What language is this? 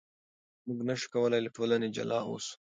Pashto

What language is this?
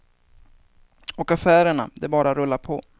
Swedish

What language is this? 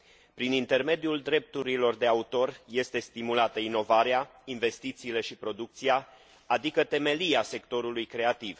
Romanian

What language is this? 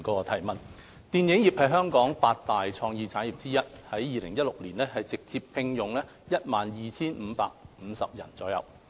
Cantonese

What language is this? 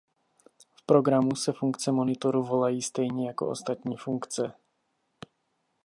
Czech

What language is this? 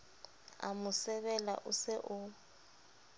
Southern Sotho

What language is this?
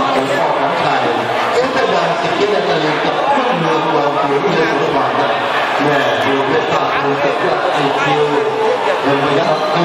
Thai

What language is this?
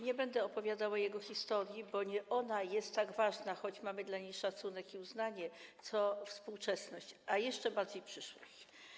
Polish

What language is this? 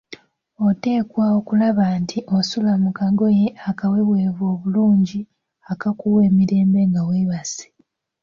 Ganda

